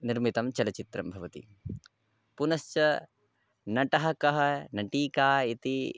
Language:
Sanskrit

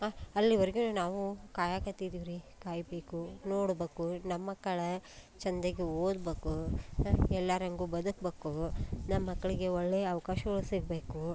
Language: Kannada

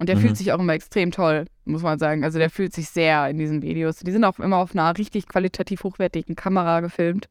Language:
German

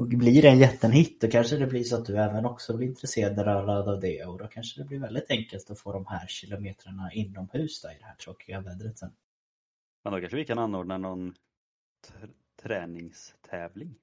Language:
Swedish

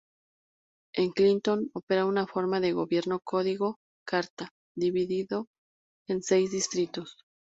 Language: Spanish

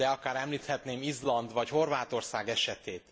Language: Hungarian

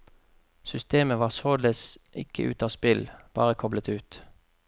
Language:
Norwegian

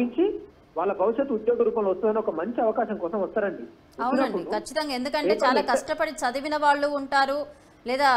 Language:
Telugu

